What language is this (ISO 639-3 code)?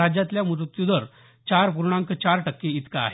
mar